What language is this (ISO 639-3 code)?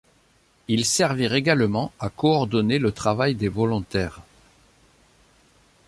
fra